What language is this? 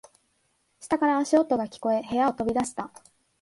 Japanese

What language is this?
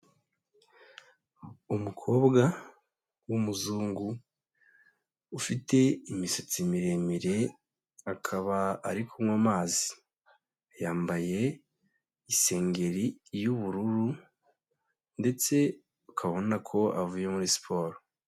Kinyarwanda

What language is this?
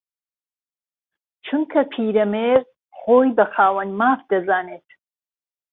Central Kurdish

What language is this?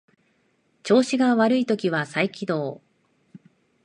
Japanese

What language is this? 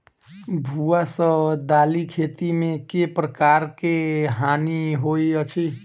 Maithili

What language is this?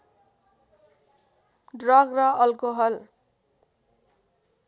Nepali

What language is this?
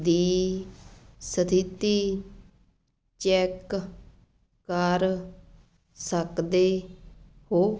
Punjabi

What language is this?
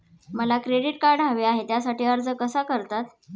Marathi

